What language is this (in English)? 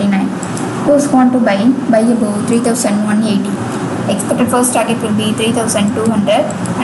Thai